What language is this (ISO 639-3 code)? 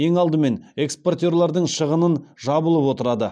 kaz